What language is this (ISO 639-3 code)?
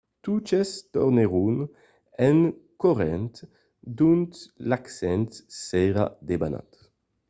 oci